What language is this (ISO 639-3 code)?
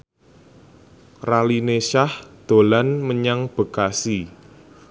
jav